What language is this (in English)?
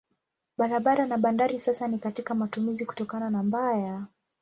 Swahili